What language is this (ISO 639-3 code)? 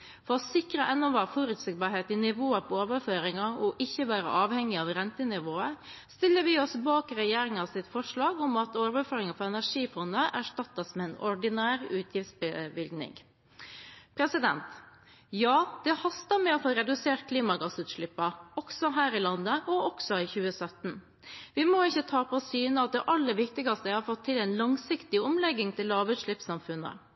nob